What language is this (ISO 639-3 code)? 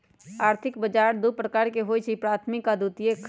mag